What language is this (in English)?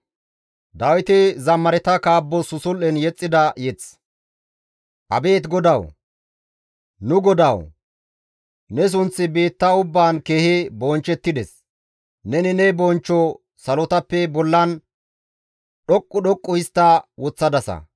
Gamo